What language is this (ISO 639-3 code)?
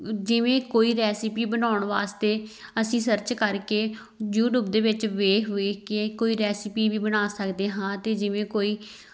pan